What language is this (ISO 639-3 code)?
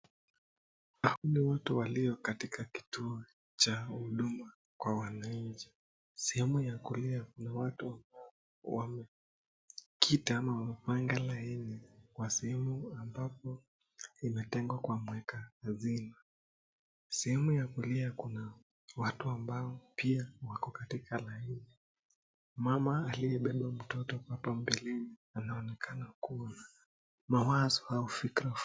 swa